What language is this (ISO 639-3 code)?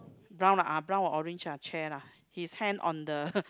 eng